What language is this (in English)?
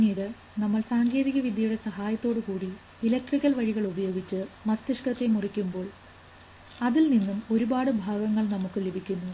Malayalam